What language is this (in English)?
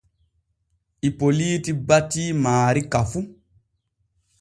Borgu Fulfulde